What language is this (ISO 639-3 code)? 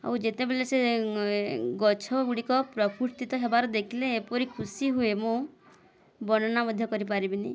ori